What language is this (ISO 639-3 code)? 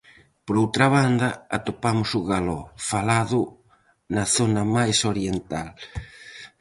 glg